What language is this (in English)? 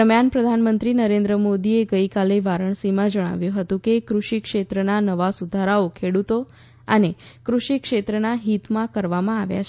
Gujarati